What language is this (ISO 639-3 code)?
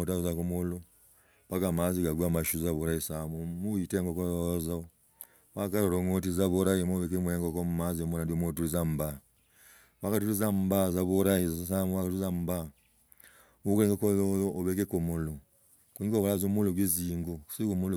rag